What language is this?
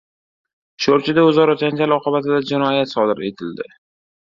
Uzbek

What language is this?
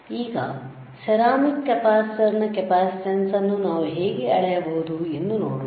Kannada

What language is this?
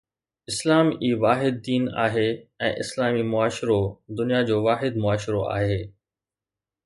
Sindhi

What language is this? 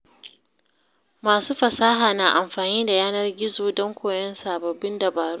Hausa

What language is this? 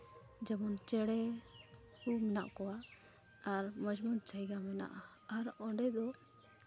Santali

